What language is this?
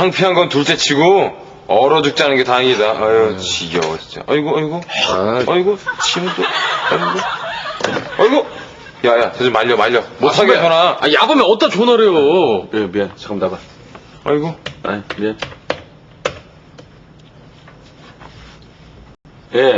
Korean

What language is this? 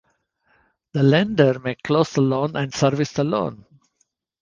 English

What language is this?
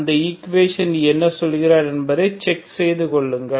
Tamil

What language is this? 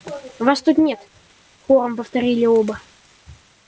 Russian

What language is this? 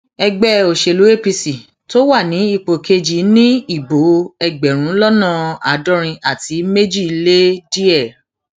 Yoruba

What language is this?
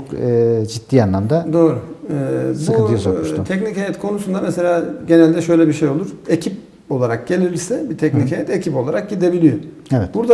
Turkish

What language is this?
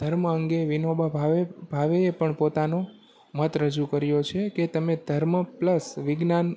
Gujarati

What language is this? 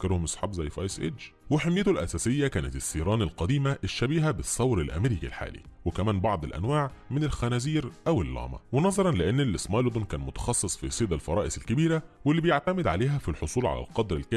Arabic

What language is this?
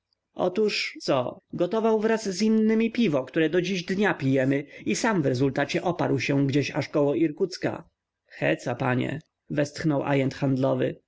Polish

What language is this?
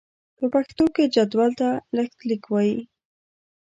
Pashto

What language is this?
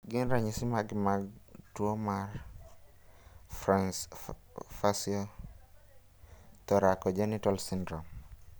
Luo (Kenya and Tanzania)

